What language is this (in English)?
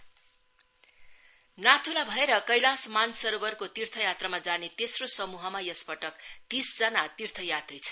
Nepali